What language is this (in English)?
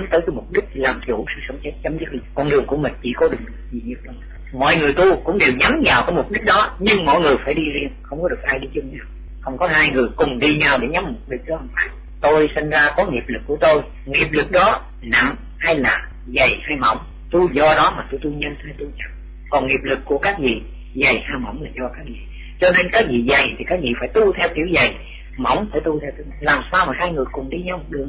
Vietnamese